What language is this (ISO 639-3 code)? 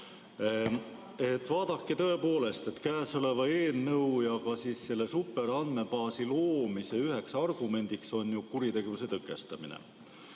est